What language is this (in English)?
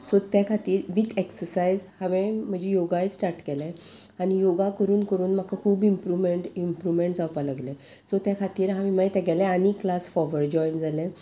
Konkani